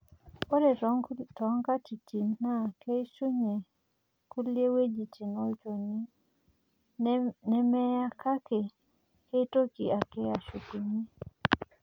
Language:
Masai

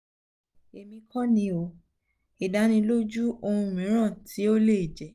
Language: Yoruba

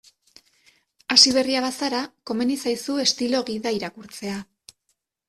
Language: Basque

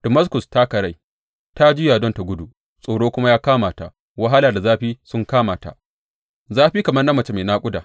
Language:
Hausa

